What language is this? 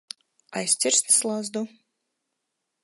Latvian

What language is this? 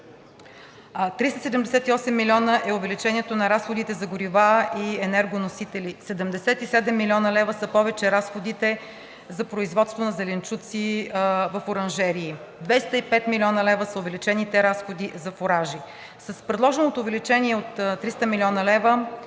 Bulgarian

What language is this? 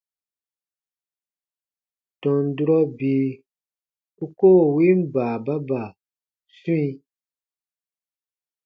Baatonum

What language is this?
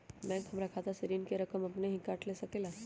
Magahi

